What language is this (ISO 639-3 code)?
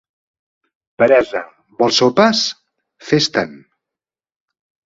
cat